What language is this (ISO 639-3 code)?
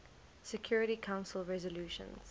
eng